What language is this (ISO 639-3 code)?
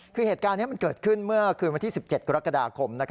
tha